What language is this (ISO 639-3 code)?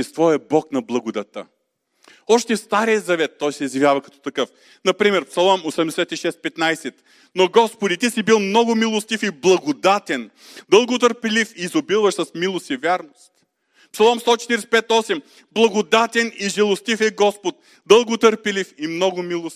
bul